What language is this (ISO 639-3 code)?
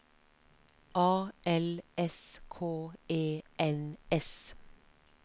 nor